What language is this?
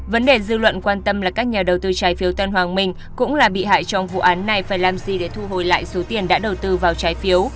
Vietnamese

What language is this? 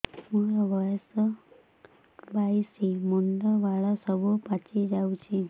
Odia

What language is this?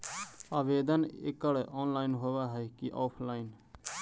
Magahi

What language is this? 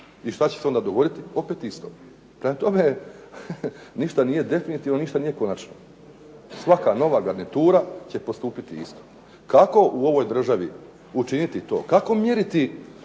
Croatian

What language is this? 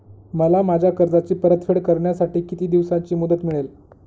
Marathi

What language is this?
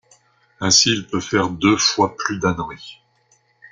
French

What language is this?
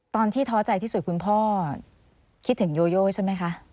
Thai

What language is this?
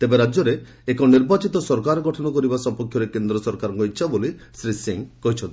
Odia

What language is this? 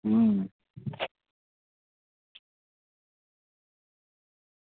Dogri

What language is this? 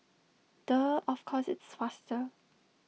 English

